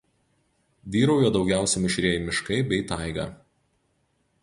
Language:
Lithuanian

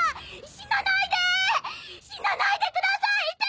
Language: Japanese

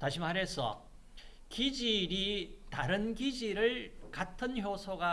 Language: Korean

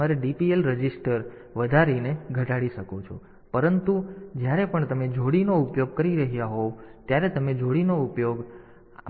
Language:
Gujarati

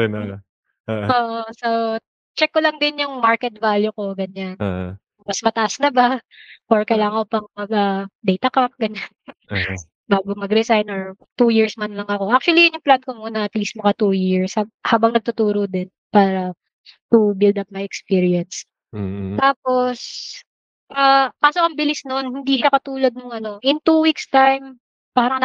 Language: Filipino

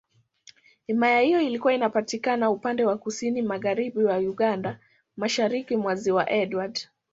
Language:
Swahili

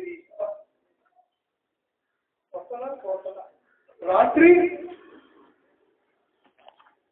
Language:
Arabic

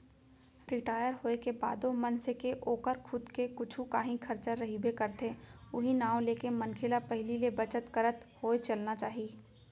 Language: Chhattisgarhi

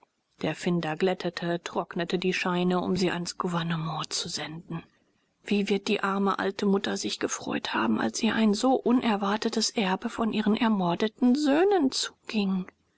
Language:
German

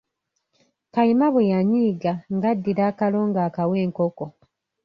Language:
Ganda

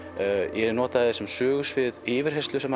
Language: Icelandic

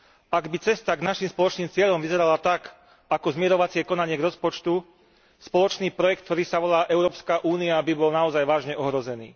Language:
Slovak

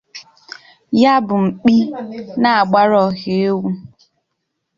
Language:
Igbo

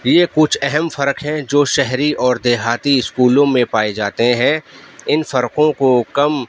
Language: Urdu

